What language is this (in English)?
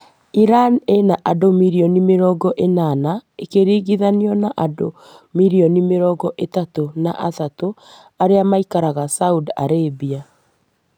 Kikuyu